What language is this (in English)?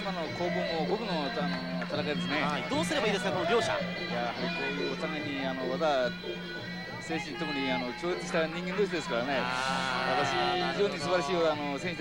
Japanese